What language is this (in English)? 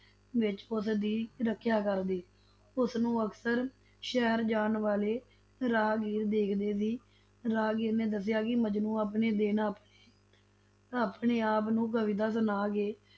Punjabi